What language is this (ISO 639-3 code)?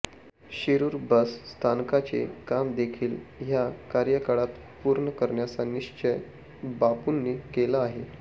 mar